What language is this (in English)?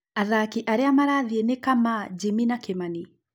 Kikuyu